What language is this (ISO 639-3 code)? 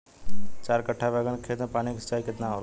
bho